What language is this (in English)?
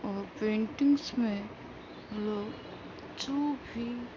Urdu